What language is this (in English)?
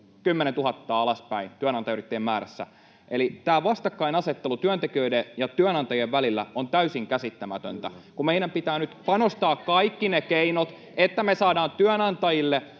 Finnish